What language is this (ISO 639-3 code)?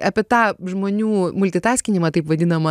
lit